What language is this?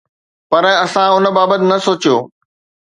Sindhi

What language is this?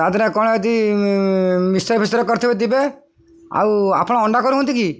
Odia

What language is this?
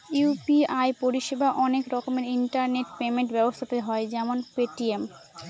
Bangla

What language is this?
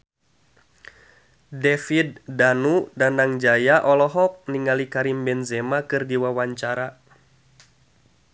Sundanese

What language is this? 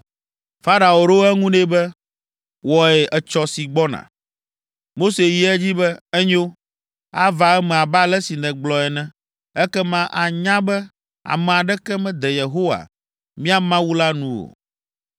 Ewe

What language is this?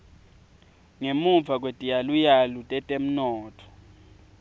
Swati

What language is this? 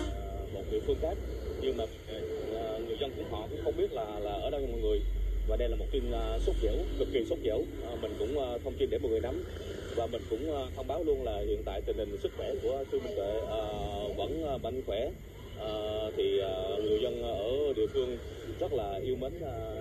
Vietnamese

